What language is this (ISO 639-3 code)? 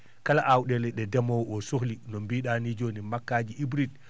ful